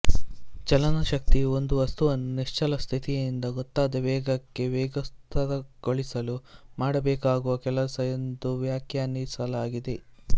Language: Kannada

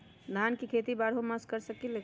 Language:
Magahi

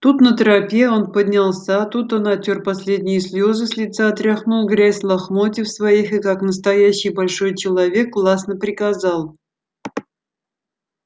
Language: Russian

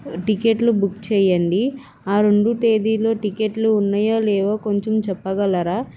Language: Telugu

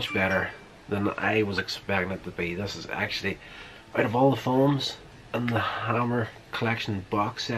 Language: English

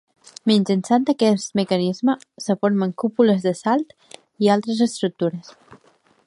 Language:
Catalan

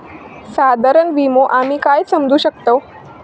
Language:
Marathi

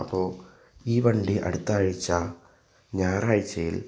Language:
Malayalam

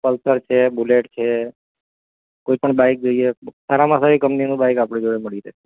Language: Gujarati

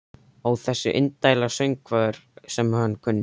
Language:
Icelandic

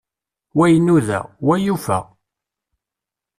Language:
Kabyle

